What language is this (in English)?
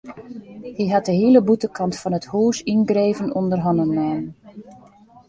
Western Frisian